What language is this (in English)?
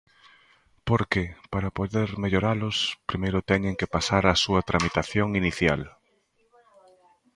Galician